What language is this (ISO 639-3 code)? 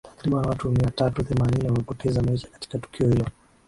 swa